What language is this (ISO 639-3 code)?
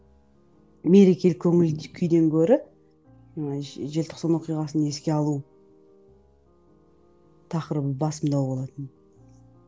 kaz